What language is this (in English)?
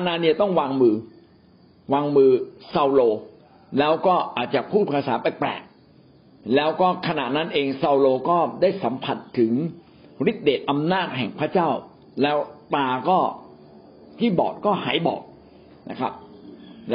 Thai